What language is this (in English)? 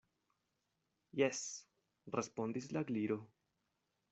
Esperanto